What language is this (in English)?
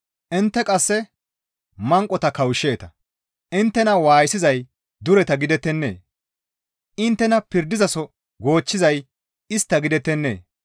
Gamo